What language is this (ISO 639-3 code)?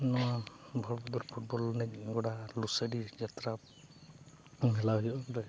sat